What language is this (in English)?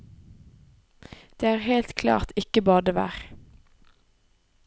Norwegian